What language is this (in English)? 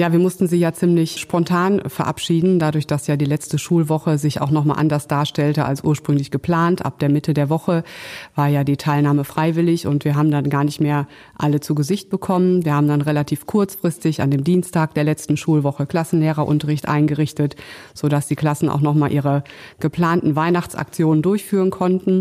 German